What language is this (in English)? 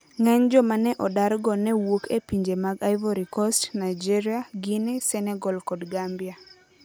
Luo (Kenya and Tanzania)